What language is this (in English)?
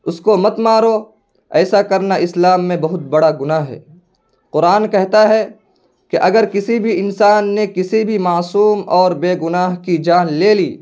Urdu